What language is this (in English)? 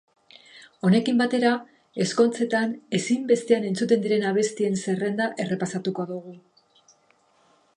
Basque